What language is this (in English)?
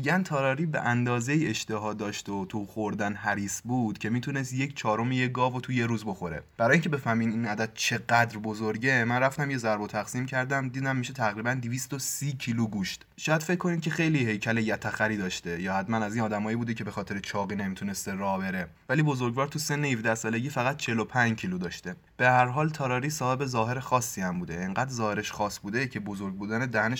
Persian